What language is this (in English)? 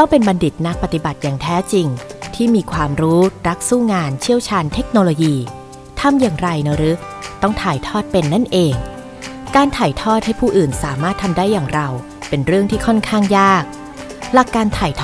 Thai